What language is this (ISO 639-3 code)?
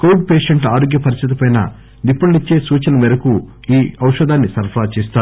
tel